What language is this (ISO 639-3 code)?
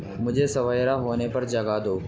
urd